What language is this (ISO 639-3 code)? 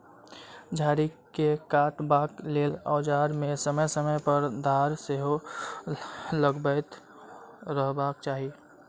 mai